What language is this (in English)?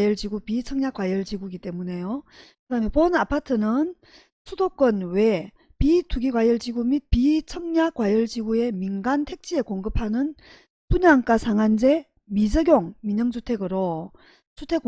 Korean